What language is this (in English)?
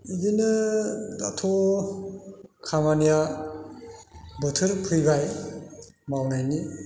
Bodo